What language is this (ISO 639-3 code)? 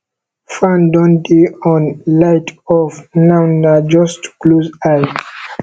pcm